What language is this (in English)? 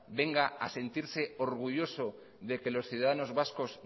Spanish